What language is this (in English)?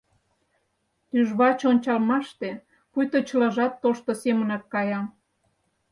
Mari